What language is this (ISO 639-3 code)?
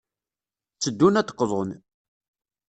kab